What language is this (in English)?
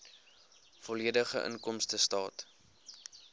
Afrikaans